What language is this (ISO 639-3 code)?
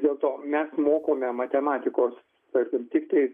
lit